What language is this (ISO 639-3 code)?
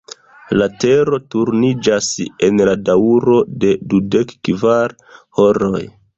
epo